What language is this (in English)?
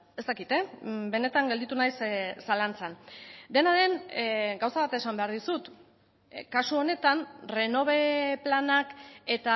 Basque